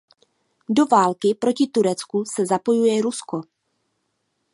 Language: Czech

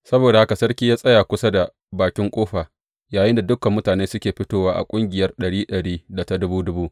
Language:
Hausa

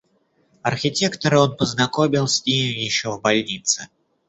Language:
Russian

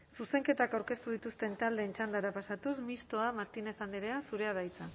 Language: Basque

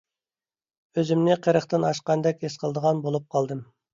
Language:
Uyghur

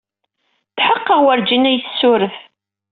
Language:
Kabyle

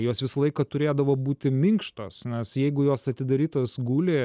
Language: Lithuanian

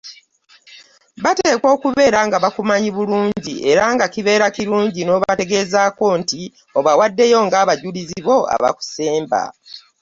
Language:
Ganda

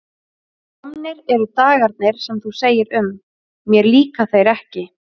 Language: Icelandic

